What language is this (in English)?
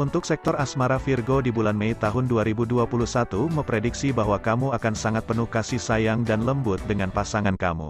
Indonesian